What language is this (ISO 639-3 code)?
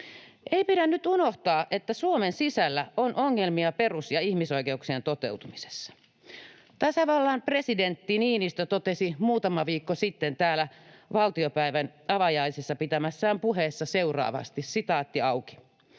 fin